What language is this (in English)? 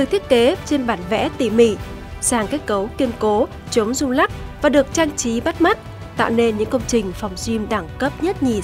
Vietnamese